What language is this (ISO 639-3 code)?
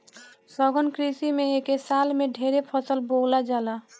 bho